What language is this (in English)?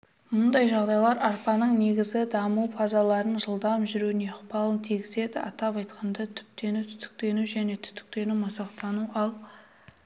Kazakh